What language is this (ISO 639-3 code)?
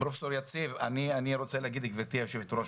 heb